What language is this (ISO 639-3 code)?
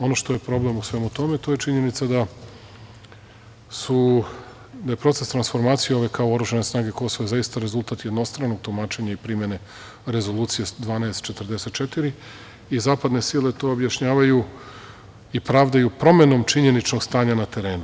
srp